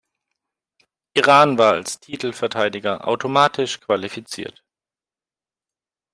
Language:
German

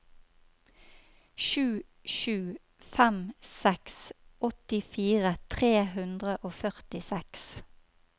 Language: Norwegian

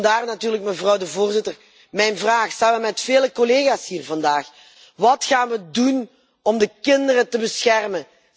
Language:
Dutch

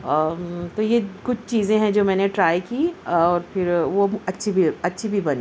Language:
Urdu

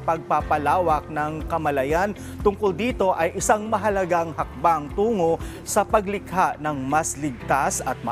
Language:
Filipino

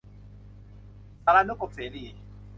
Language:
Thai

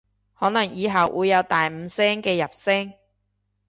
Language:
Cantonese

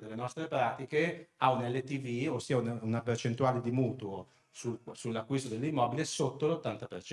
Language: Italian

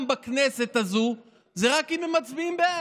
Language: Hebrew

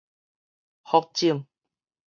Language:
Min Nan Chinese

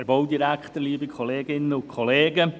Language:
Swiss German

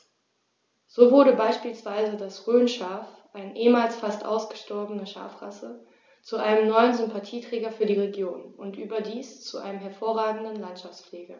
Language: German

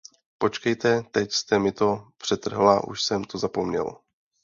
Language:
Czech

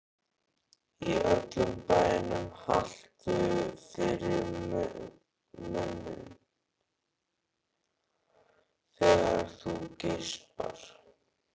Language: Icelandic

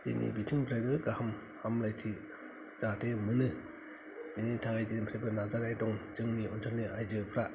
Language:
Bodo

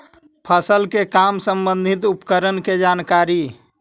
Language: Magahi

